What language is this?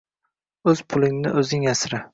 Uzbek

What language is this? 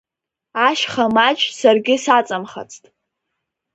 Abkhazian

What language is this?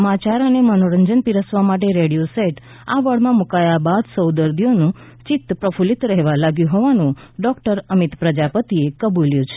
Gujarati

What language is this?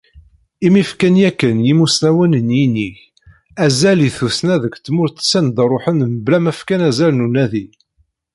Kabyle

